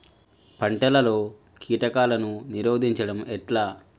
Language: Telugu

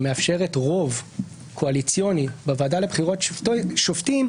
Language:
Hebrew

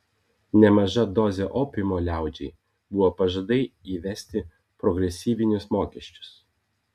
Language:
Lithuanian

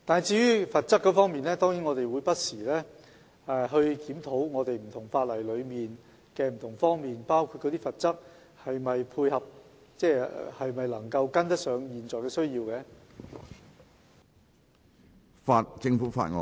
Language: Cantonese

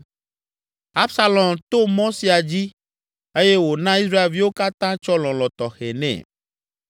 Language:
Ewe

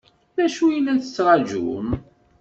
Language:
Kabyle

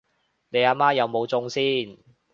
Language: Cantonese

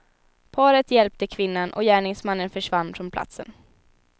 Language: Swedish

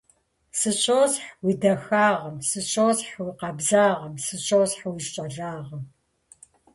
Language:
Kabardian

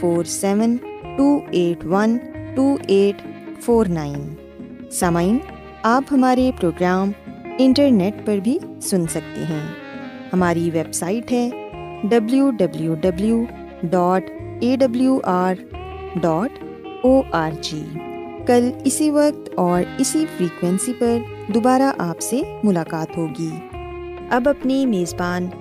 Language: Urdu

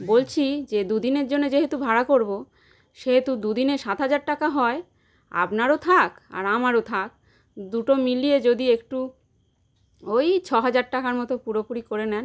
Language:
Bangla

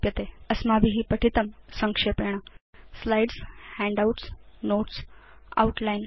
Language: Sanskrit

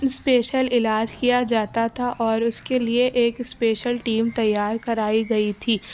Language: Urdu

